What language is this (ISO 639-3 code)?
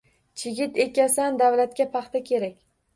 uzb